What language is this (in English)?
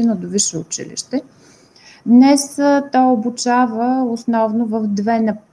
Bulgarian